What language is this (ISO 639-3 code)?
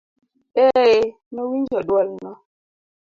luo